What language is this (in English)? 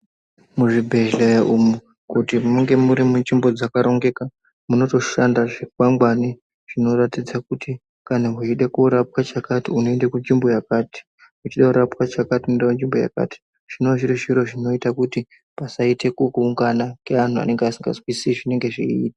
Ndau